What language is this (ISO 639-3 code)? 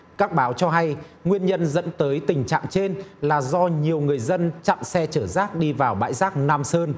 vie